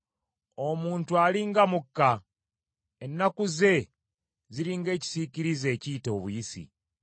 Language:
Ganda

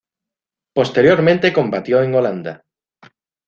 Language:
Spanish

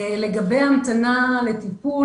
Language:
Hebrew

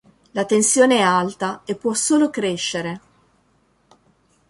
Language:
Italian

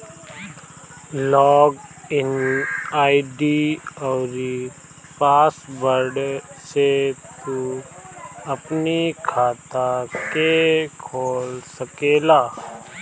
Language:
Bhojpuri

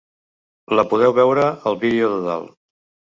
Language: Catalan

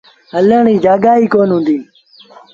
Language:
Sindhi Bhil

